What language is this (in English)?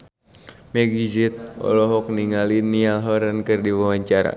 Sundanese